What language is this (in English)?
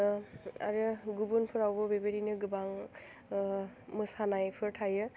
Bodo